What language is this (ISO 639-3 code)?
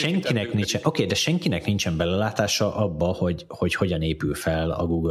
hun